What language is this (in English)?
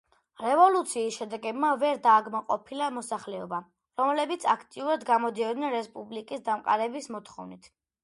Georgian